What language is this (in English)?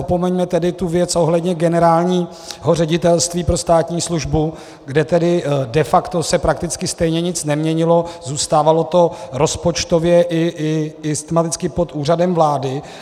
Czech